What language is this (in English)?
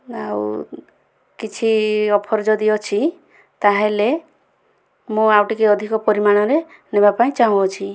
Odia